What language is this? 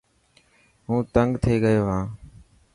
Dhatki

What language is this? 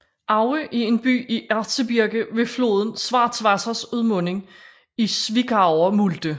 Danish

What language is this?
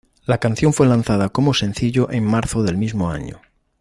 Spanish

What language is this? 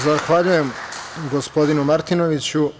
Serbian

